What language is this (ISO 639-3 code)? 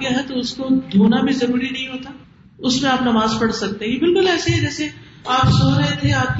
urd